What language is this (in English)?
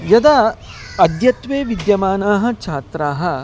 Sanskrit